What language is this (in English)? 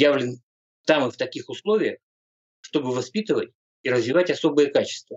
Russian